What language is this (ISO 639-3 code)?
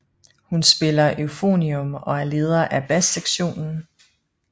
dan